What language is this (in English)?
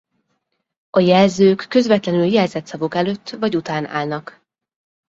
Hungarian